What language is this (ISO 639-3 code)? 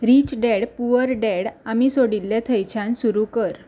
kok